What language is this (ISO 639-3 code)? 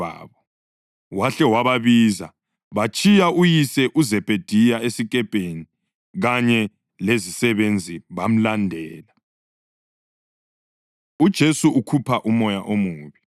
nde